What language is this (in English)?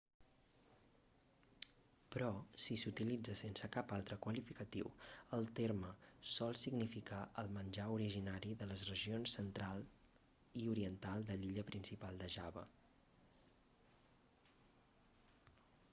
Catalan